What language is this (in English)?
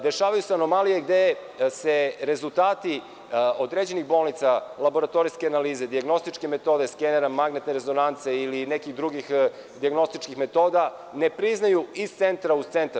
Serbian